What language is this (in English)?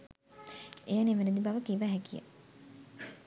Sinhala